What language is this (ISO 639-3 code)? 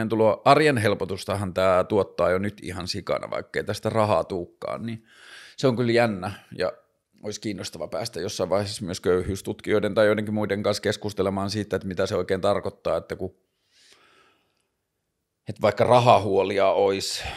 fin